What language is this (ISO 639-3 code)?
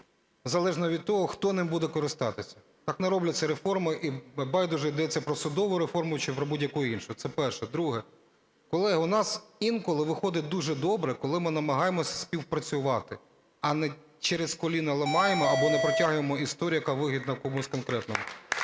ukr